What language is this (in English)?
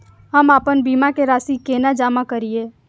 Maithili